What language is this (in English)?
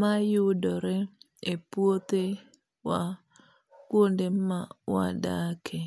Luo (Kenya and Tanzania)